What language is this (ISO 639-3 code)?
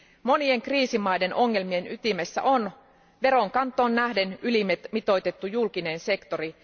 fin